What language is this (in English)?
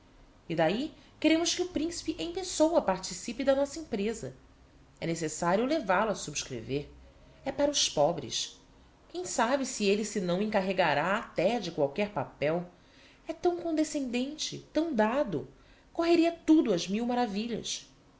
Portuguese